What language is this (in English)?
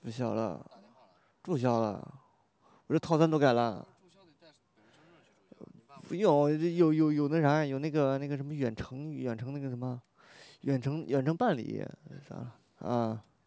Chinese